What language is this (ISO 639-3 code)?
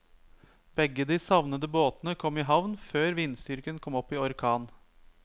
nor